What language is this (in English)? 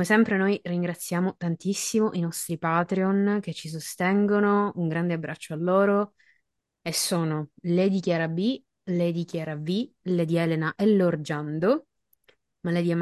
Italian